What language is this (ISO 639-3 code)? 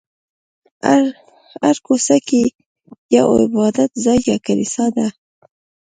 pus